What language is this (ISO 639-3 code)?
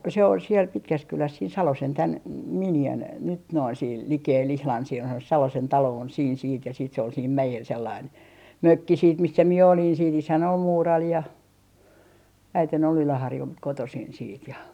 fin